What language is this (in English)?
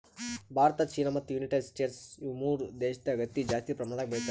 Kannada